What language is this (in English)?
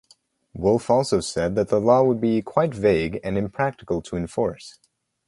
English